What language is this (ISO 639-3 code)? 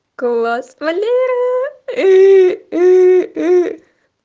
rus